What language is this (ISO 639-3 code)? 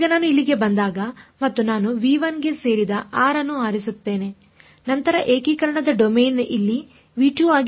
kan